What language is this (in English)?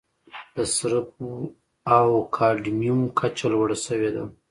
Pashto